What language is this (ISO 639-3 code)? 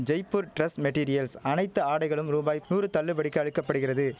tam